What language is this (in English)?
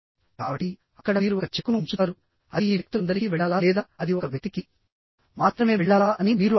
Telugu